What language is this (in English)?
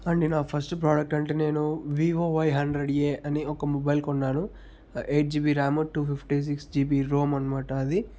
Telugu